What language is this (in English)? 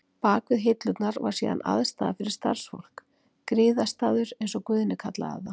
Icelandic